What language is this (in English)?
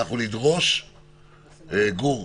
Hebrew